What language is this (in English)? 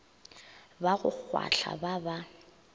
Northern Sotho